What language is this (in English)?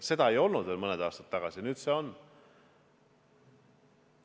Estonian